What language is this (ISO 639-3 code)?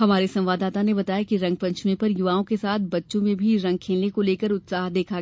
hin